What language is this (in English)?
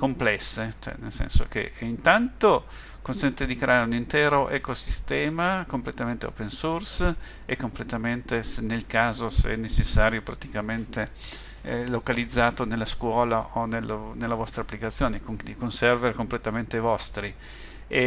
Italian